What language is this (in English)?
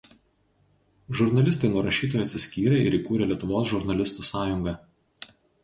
Lithuanian